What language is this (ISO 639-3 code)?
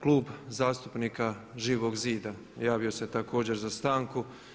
hrv